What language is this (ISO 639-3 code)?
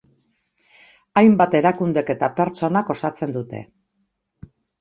eus